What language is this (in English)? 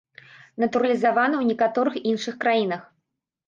Belarusian